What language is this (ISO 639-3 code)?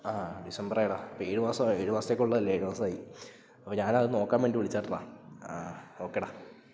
mal